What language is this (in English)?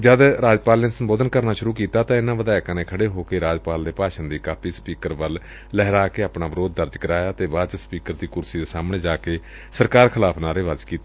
Punjabi